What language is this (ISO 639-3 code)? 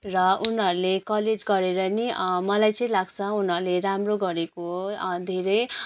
nep